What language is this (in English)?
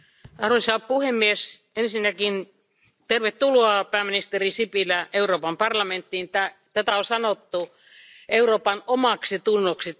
Finnish